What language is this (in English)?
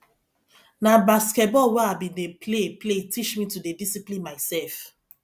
Nigerian Pidgin